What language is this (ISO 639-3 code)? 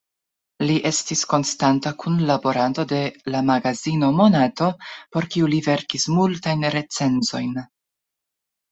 epo